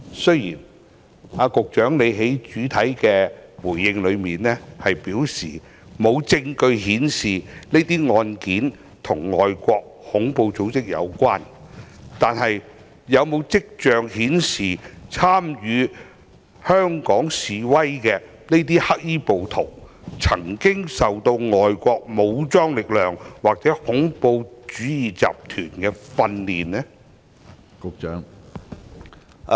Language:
Cantonese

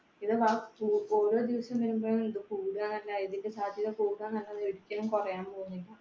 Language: Malayalam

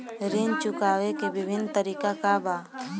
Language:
Bhojpuri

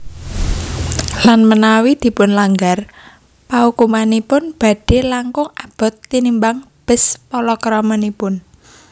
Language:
Javanese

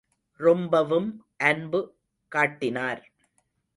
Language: Tamil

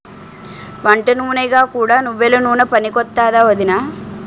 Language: Telugu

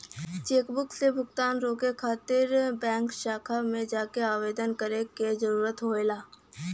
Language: Bhojpuri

